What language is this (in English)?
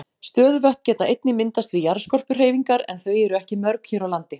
Icelandic